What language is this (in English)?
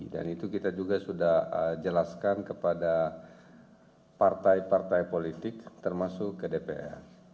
Indonesian